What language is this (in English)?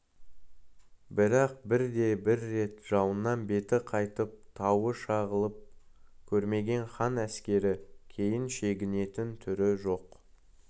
Kazakh